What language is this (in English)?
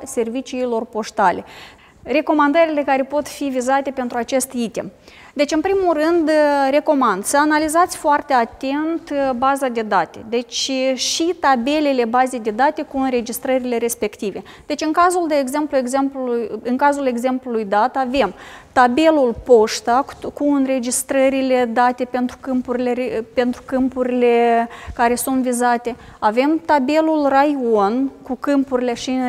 Romanian